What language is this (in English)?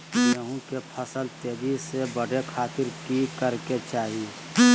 Magahi